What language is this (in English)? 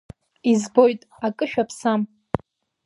Abkhazian